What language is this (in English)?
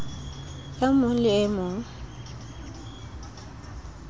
Southern Sotho